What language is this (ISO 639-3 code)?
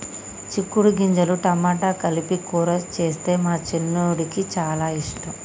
tel